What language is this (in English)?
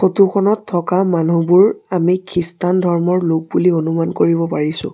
Assamese